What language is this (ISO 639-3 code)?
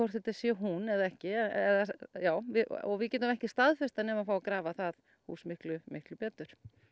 isl